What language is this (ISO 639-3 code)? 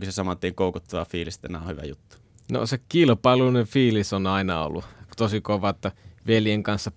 fin